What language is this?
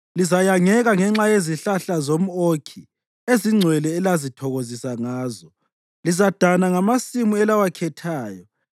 North Ndebele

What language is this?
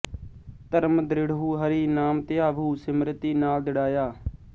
Punjabi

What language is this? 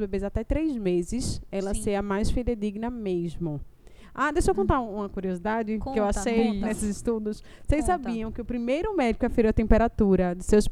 Portuguese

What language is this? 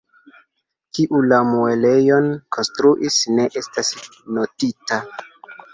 Esperanto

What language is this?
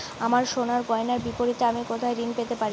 Bangla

